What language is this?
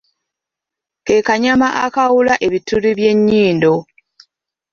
Ganda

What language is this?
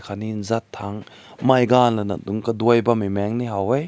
Rongmei Naga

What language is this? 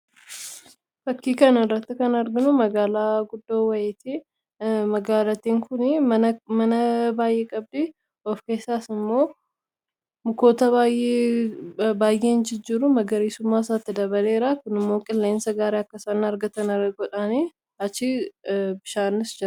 Oromo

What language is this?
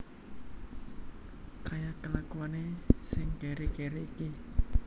Javanese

